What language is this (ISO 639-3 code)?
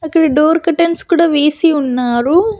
tel